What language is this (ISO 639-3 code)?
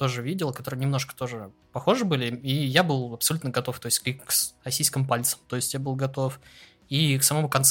rus